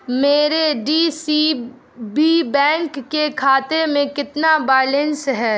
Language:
Urdu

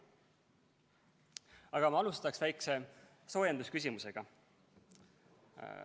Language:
Estonian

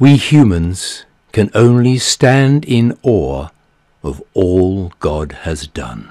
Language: English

